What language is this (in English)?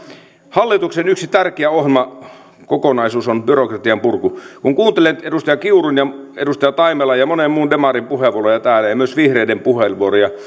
Finnish